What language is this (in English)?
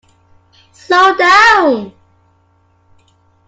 English